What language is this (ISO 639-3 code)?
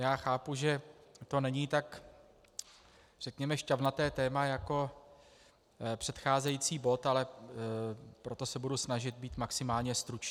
ces